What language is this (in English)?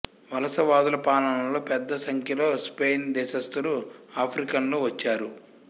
Telugu